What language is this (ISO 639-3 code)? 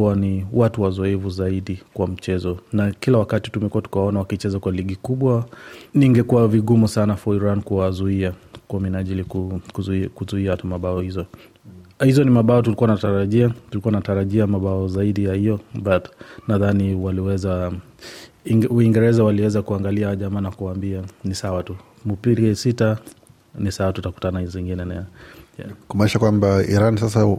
swa